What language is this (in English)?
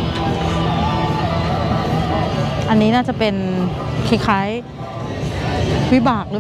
Thai